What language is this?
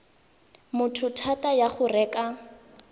Tswana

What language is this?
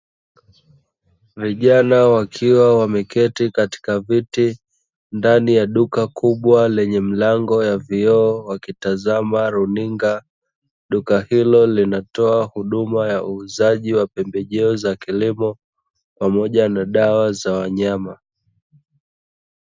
Swahili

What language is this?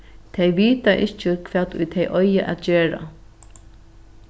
Faroese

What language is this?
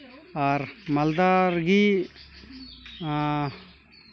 Santali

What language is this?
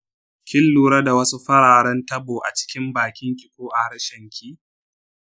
Hausa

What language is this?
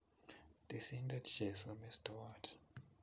Kalenjin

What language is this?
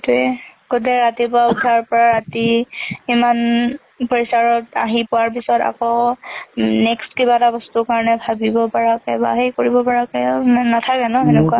Assamese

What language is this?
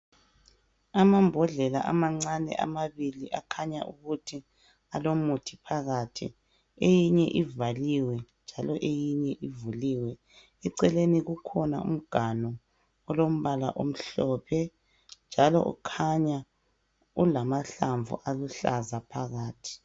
North Ndebele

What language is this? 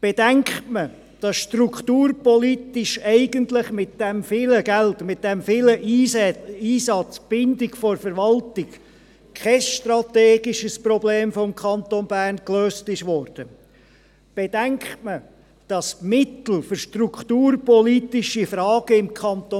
Swiss German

